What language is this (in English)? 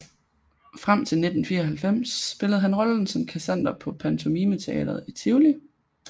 Danish